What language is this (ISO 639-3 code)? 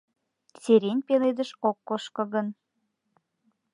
chm